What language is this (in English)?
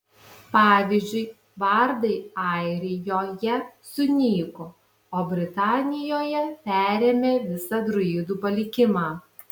Lithuanian